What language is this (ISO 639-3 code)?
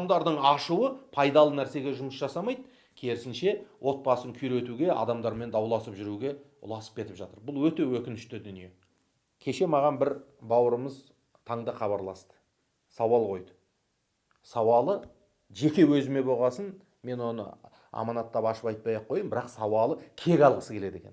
tur